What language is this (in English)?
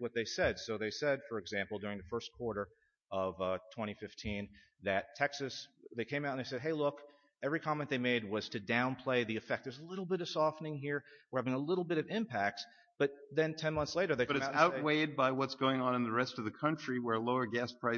English